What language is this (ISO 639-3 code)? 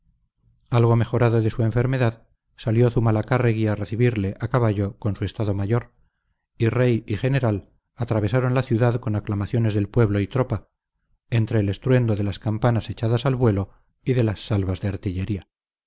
spa